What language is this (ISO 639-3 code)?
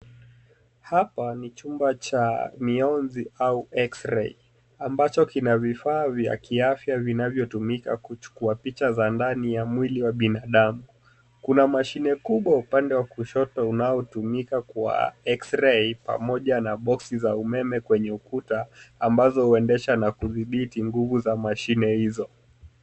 swa